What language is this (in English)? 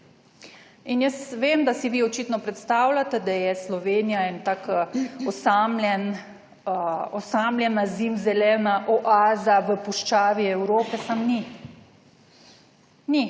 Slovenian